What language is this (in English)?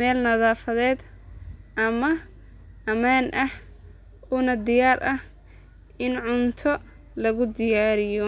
Somali